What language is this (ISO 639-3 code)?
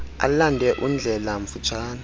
xho